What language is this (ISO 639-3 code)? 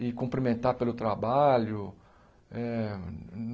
por